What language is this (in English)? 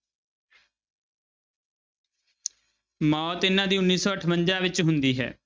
Punjabi